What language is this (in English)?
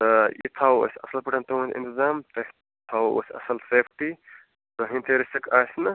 Kashmiri